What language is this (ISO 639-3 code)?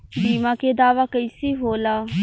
bho